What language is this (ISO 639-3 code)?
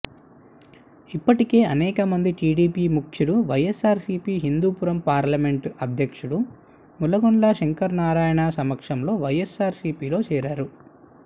tel